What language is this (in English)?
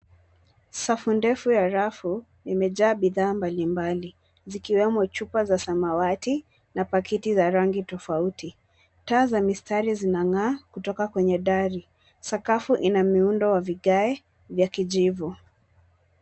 Swahili